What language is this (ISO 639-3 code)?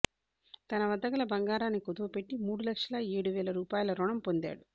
tel